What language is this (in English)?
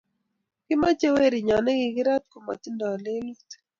Kalenjin